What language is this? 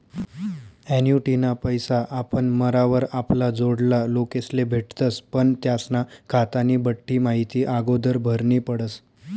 Marathi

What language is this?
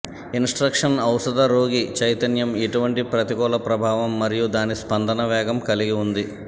Telugu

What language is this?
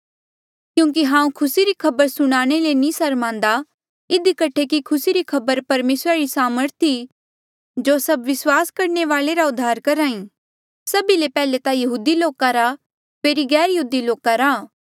Mandeali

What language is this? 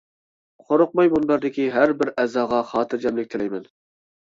Uyghur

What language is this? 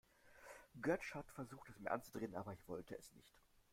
German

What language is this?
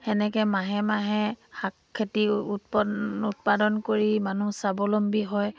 Assamese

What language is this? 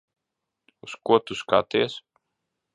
Latvian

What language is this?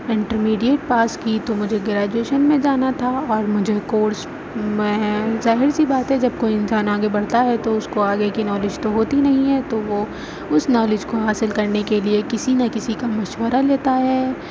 Urdu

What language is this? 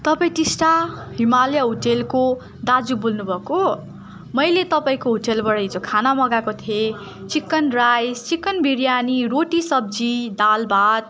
Nepali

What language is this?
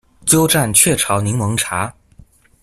Chinese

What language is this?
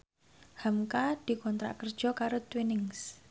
Javanese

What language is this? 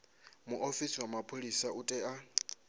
Venda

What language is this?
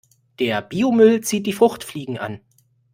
German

